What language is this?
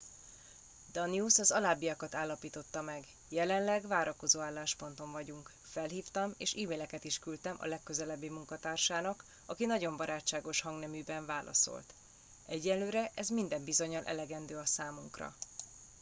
Hungarian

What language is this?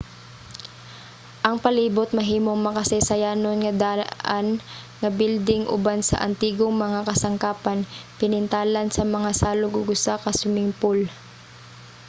Cebuano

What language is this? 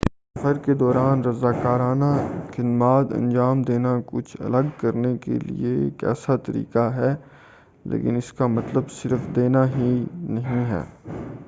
Urdu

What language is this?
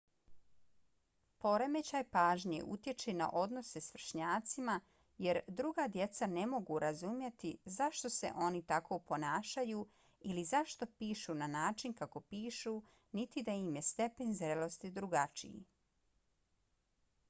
Bosnian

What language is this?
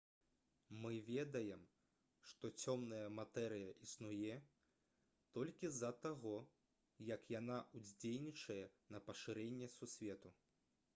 Belarusian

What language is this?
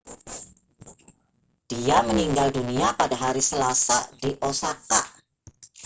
Indonesian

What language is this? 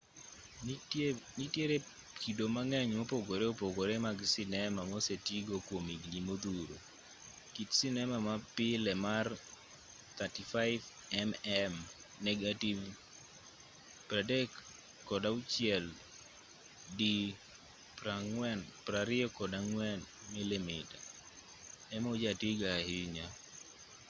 Luo (Kenya and Tanzania)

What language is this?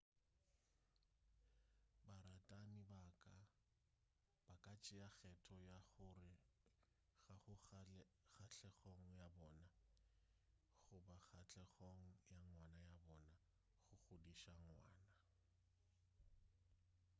Northern Sotho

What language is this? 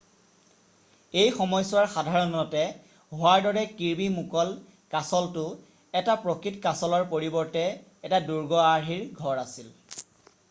Assamese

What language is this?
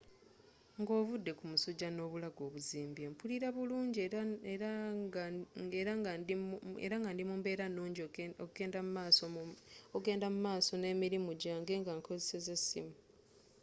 Ganda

